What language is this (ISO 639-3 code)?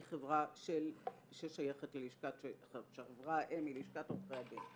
heb